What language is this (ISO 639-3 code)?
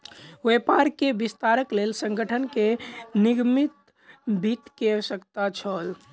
mai